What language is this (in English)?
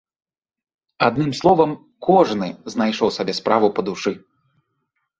Belarusian